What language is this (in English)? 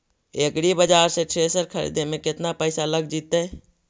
Magahi